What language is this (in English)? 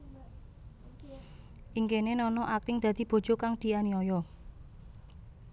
Javanese